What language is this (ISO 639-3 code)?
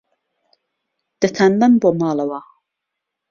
ckb